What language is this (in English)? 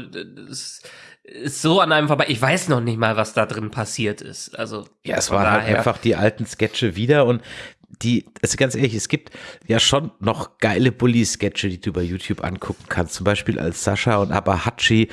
German